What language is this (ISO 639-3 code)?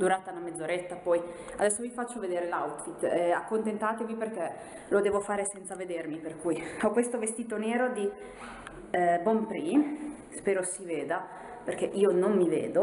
ita